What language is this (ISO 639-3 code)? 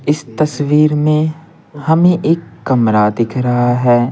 hin